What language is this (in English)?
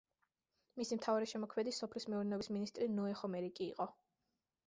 Georgian